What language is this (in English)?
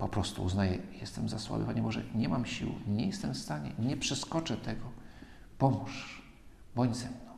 Polish